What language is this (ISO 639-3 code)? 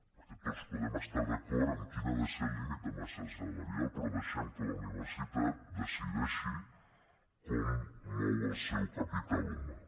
cat